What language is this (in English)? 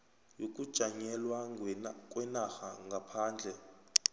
South Ndebele